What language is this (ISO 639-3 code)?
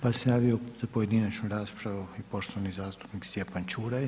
hrv